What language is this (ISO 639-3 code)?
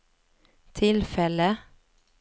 swe